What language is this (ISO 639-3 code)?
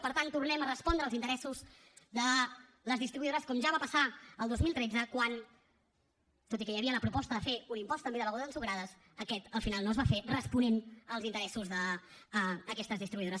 cat